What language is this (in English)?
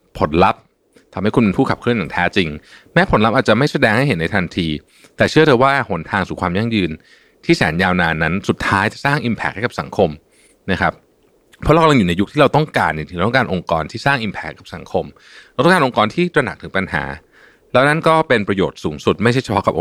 Thai